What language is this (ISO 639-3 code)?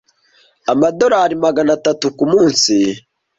kin